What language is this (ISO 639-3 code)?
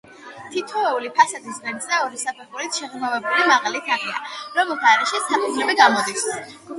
kat